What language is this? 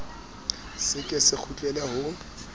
Southern Sotho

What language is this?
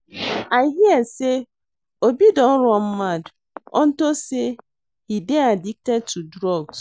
Nigerian Pidgin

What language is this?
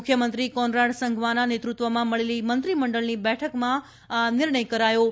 Gujarati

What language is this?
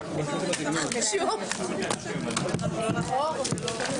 Hebrew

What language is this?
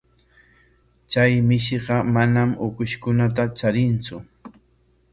Corongo Ancash Quechua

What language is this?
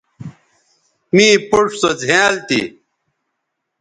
Bateri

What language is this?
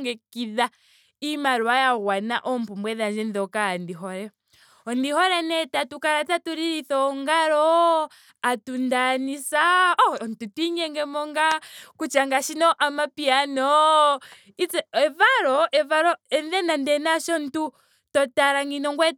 Ndonga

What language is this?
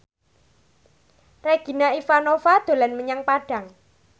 Javanese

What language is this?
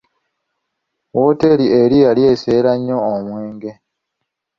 Ganda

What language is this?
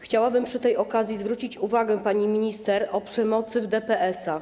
Polish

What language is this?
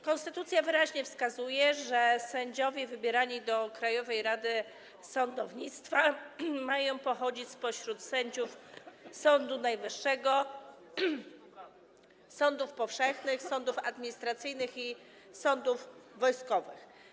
Polish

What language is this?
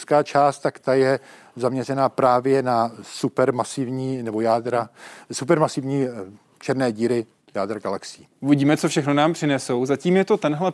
Czech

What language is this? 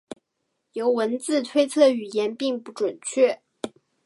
Chinese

